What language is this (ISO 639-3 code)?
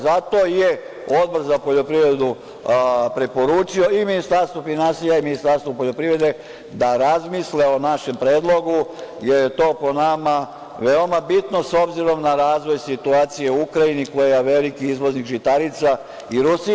srp